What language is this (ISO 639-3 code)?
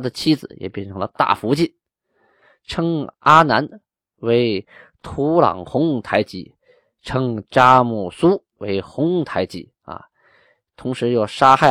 zho